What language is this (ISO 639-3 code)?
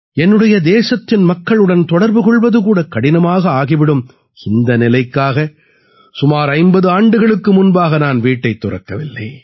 tam